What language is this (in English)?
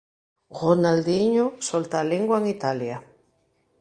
Galician